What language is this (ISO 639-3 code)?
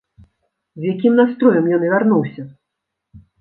bel